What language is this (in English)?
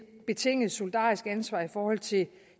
Danish